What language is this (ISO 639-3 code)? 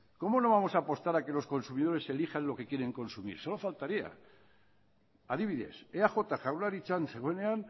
spa